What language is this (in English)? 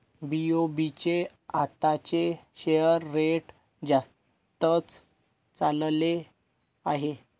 Marathi